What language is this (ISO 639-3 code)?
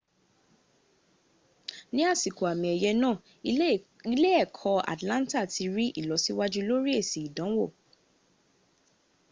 yor